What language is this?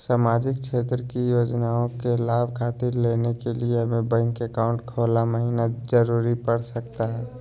Magahi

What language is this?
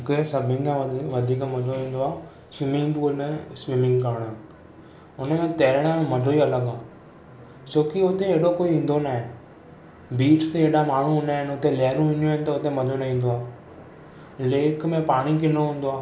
Sindhi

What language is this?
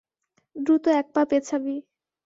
Bangla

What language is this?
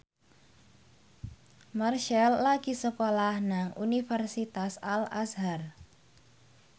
Javanese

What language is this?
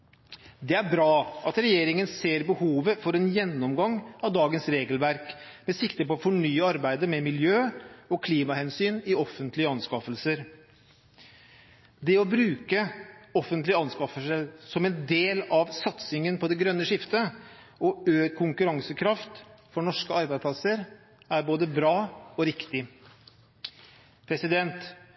Norwegian Bokmål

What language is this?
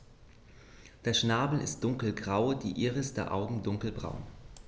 German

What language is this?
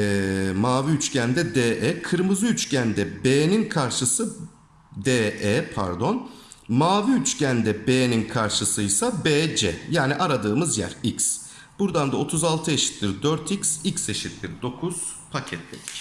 Turkish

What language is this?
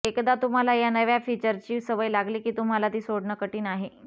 Marathi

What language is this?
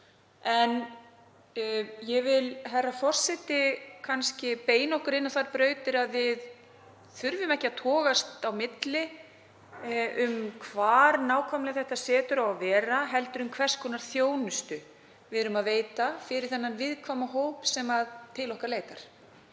Icelandic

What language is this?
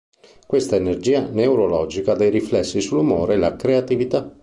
Italian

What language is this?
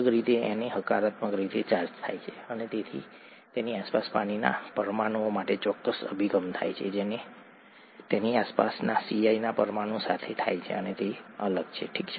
Gujarati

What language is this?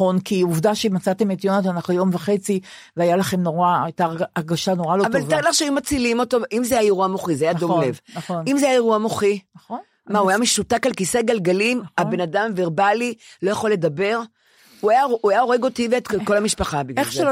Hebrew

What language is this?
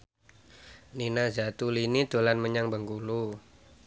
Javanese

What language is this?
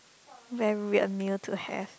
English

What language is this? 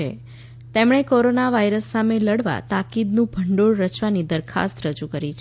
Gujarati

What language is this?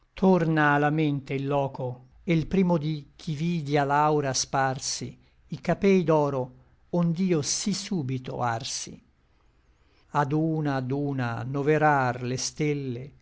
Italian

